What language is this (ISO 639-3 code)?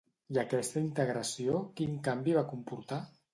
cat